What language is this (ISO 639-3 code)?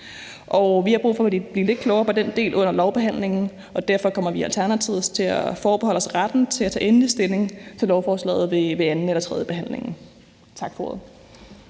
dan